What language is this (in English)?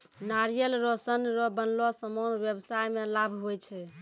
Maithili